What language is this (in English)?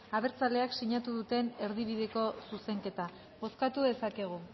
Basque